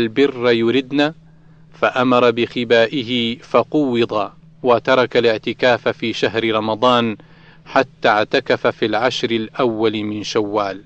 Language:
Arabic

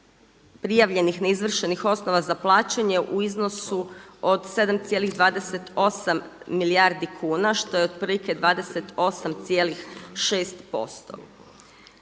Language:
Croatian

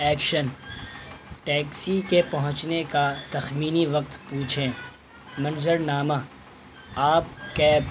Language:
Urdu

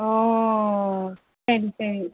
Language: Tamil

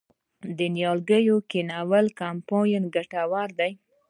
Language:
Pashto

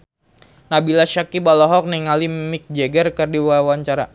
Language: Sundanese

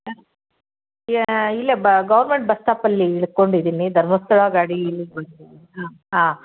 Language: Kannada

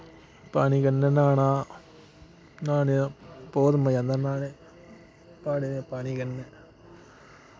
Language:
Dogri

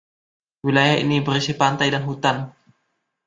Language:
Indonesian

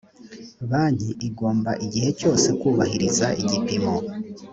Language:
Kinyarwanda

